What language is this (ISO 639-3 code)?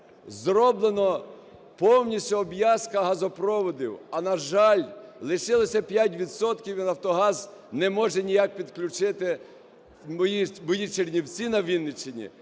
ukr